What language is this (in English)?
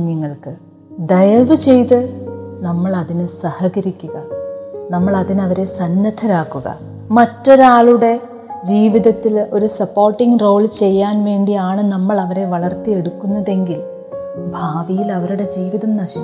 Malayalam